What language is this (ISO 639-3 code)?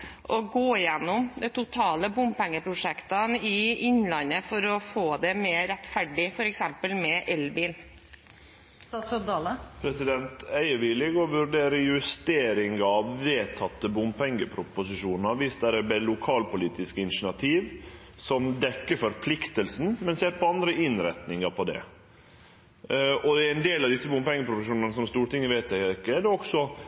nor